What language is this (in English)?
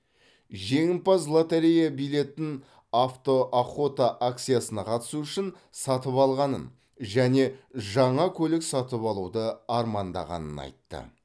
Kazakh